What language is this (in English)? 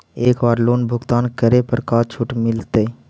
Magahi